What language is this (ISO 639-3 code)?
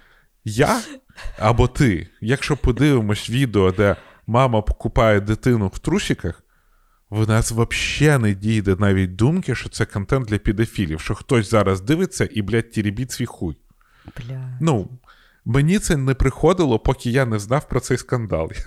ukr